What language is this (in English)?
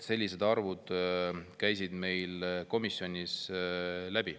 Estonian